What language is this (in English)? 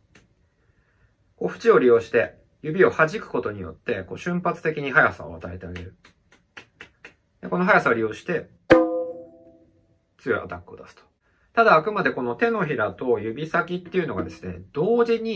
Japanese